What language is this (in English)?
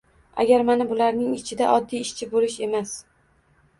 Uzbek